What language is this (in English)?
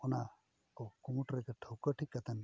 Santali